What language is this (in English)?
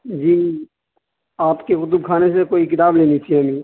Urdu